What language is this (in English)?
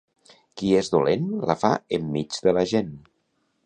Catalan